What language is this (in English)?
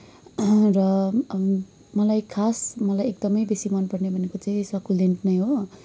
Nepali